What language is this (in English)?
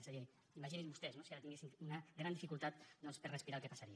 Catalan